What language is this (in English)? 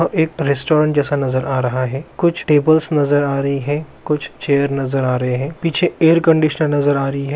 Magahi